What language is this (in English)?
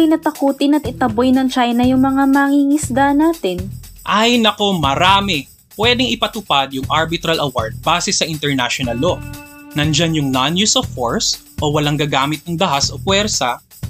Filipino